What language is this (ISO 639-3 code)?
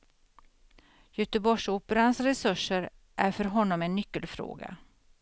swe